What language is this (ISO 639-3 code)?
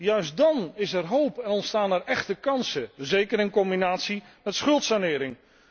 nld